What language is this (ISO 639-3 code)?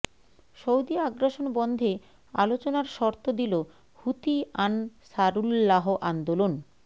ben